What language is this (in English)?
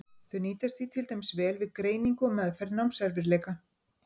Icelandic